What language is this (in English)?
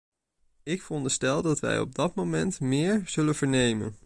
Dutch